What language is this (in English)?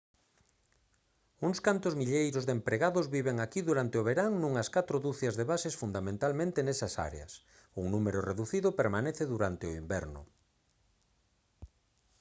Galician